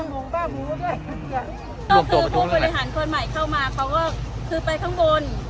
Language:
Thai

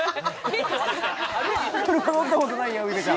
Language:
Japanese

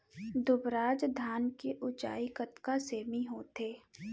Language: Chhattisgarhi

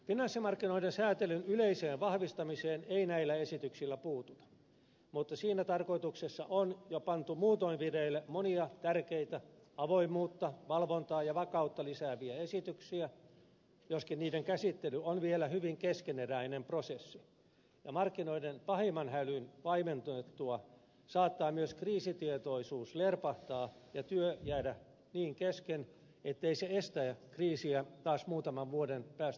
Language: Finnish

